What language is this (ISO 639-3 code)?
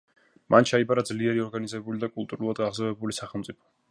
kat